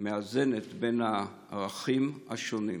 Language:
Hebrew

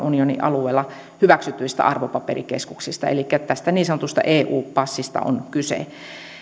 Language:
Finnish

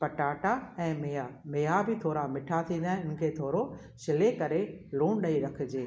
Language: Sindhi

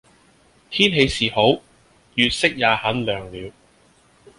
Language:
Cantonese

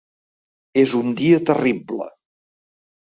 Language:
Catalan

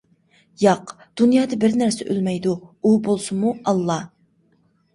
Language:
Uyghur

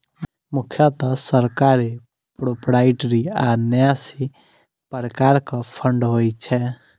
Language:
Maithili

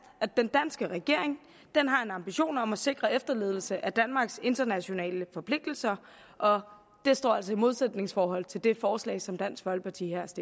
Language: Danish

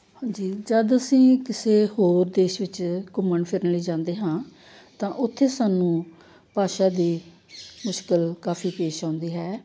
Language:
Punjabi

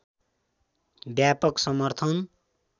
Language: Nepali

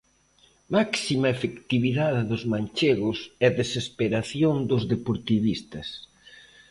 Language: Galician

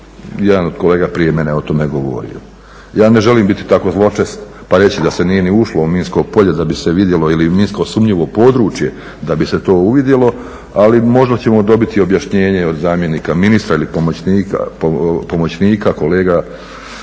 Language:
Croatian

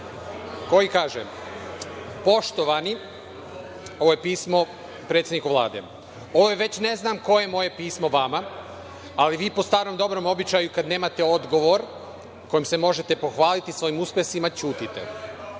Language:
Serbian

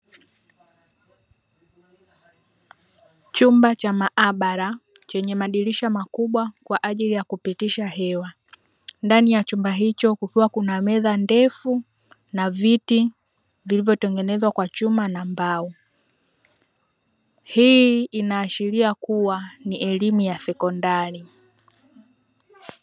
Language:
Swahili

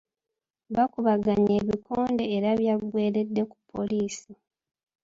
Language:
Ganda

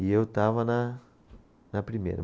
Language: Portuguese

